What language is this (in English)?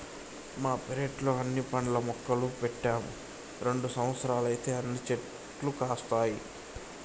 Telugu